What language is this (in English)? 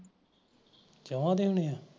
Punjabi